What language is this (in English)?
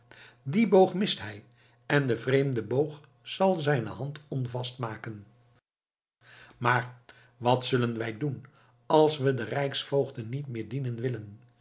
Dutch